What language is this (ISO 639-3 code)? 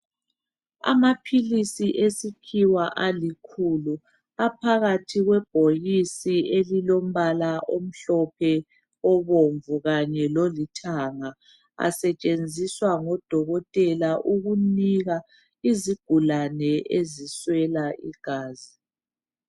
nde